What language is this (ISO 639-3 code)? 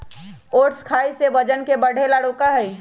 mag